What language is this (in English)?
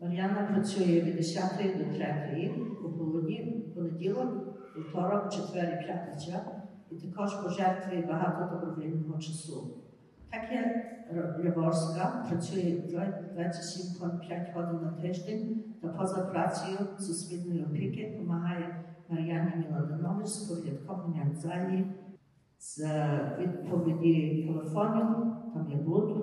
Ukrainian